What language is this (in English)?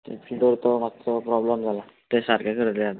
Konkani